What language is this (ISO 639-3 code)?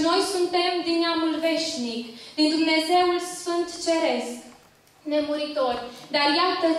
ron